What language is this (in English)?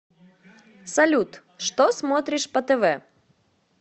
Russian